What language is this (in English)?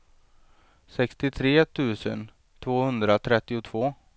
Swedish